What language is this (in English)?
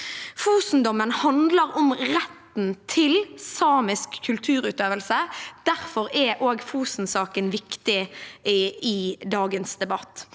Norwegian